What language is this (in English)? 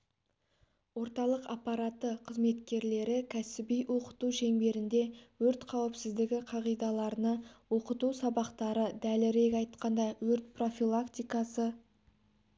Kazakh